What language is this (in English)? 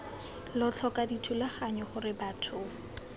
Tswana